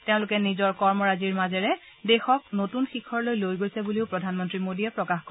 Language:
Assamese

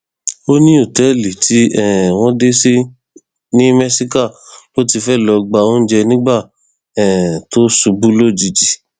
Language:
Yoruba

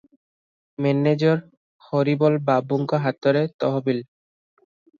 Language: Odia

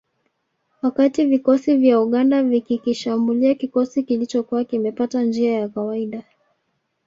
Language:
Swahili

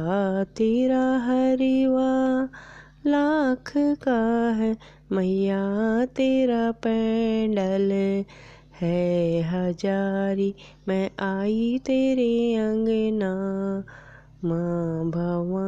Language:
Hindi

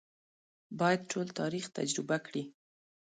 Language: Pashto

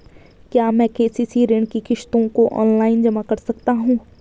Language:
Hindi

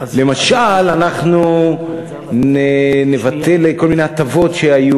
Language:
Hebrew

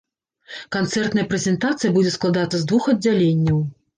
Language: Belarusian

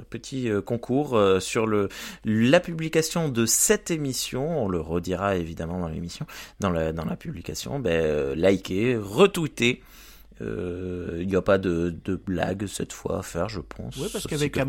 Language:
French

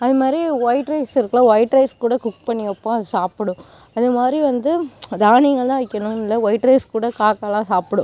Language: Tamil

